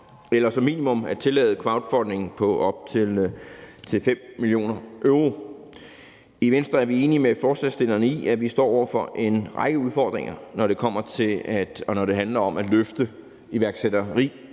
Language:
Danish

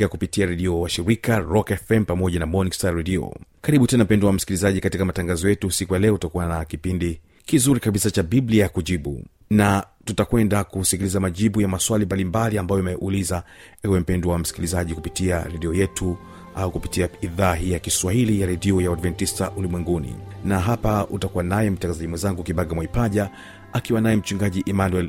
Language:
Swahili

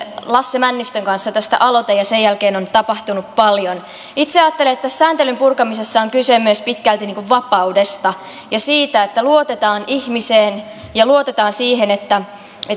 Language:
Finnish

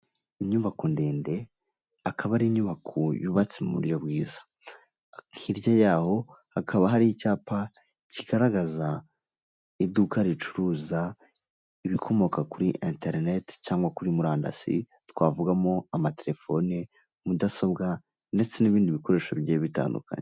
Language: Kinyarwanda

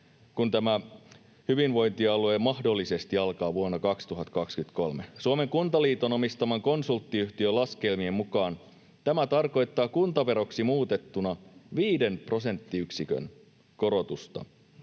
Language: Finnish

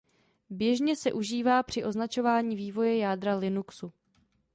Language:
Czech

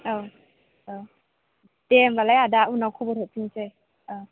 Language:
Bodo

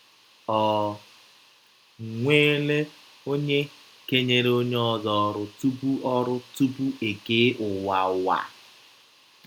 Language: Igbo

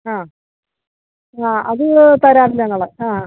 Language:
Malayalam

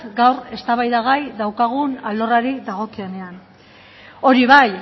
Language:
Basque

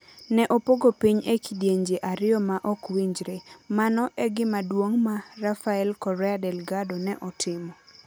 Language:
Luo (Kenya and Tanzania)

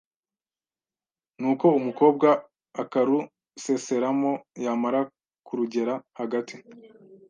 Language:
Kinyarwanda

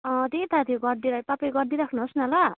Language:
Nepali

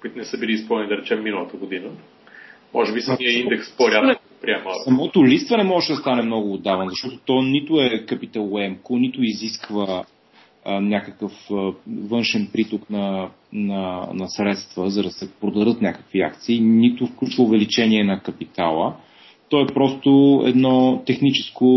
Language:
Bulgarian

